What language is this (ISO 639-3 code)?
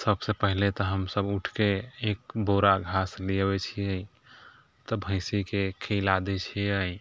mai